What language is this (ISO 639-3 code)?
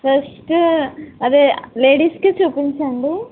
tel